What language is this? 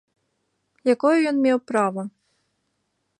Belarusian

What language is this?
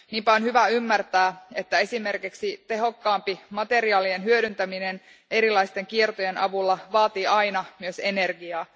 Finnish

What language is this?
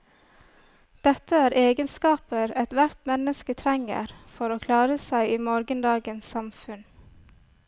Norwegian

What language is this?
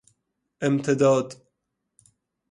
Persian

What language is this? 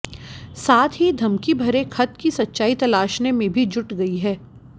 Hindi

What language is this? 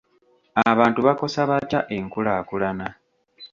Ganda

